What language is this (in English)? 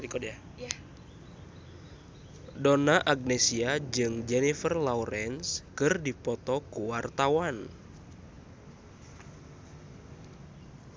Sundanese